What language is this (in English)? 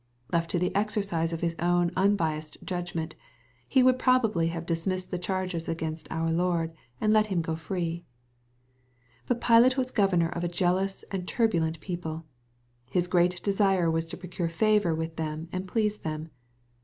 English